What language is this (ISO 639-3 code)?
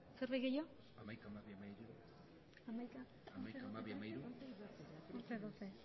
eus